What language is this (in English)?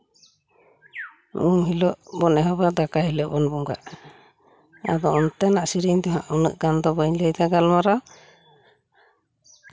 Santali